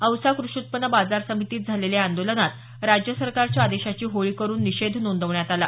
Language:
Marathi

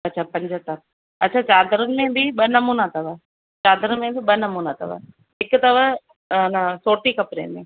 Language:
Sindhi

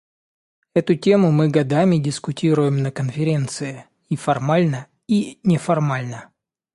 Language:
Russian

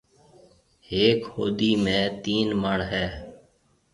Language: Marwari (Pakistan)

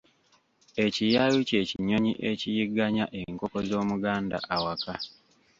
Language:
Ganda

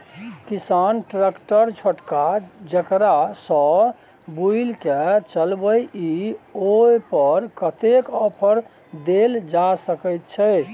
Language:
Maithili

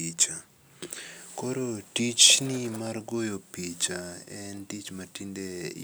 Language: Luo (Kenya and Tanzania)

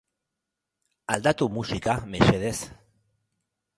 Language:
Basque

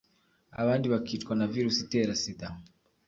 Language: Kinyarwanda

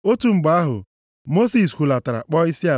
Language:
Igbo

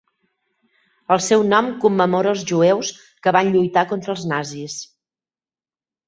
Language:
Catalan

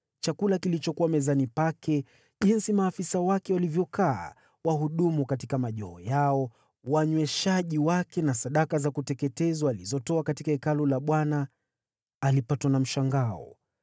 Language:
Swahili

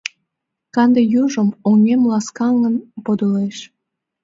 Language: Mari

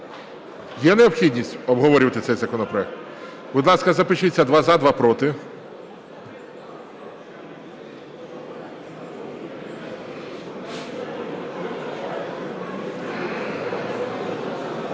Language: Ukrainian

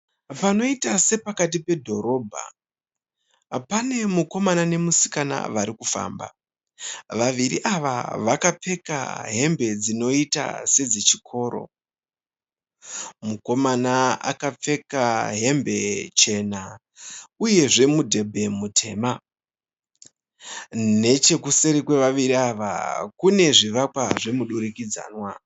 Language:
Shona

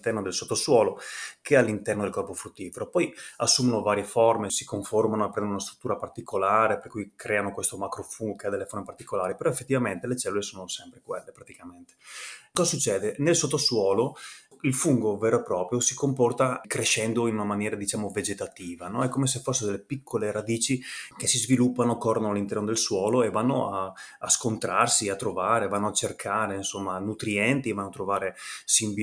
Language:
Italian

